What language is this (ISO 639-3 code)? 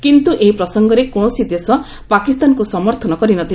ori